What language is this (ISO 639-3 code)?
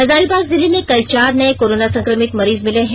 hin